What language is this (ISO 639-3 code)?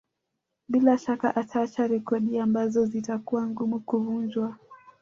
swa